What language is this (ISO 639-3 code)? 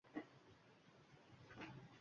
uzb